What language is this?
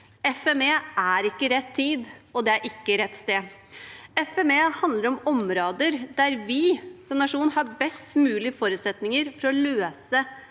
Norwegian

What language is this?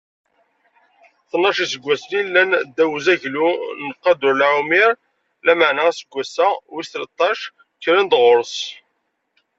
Kabyle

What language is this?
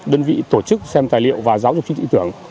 Vietnamese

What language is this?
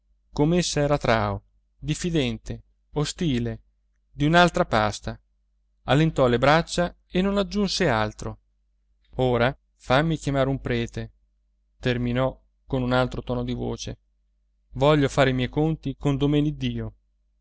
Italian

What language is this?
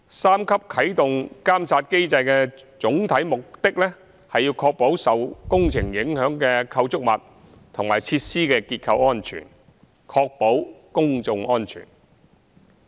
Cantonese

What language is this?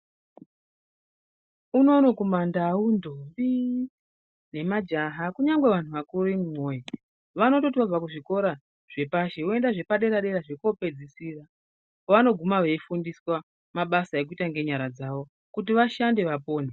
Ndau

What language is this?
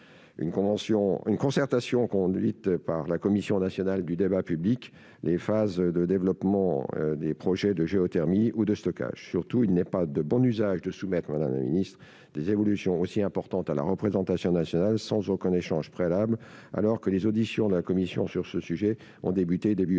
French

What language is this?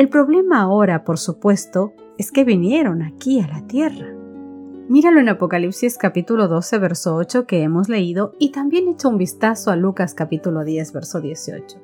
Spanish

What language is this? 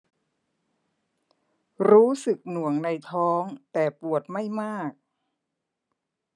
Thai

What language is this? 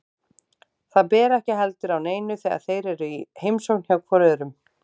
Icelandic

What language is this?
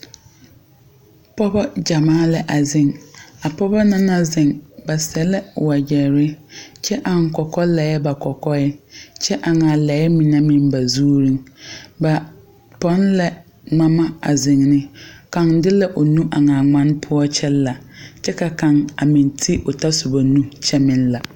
Southern Dagaare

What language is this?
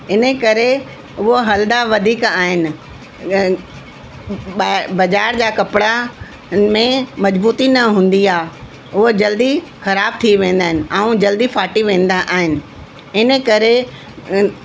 Sindhi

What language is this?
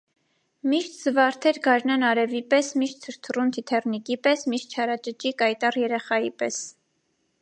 Armenian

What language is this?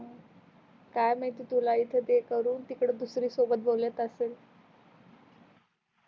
Marathi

